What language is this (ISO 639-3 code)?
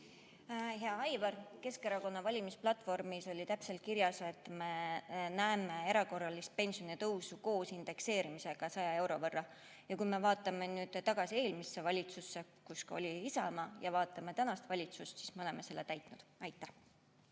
est